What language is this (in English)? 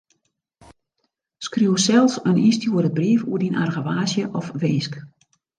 Western Frisian